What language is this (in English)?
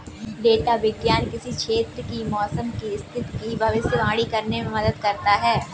Hindi